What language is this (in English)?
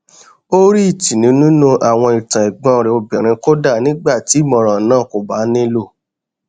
Yoruba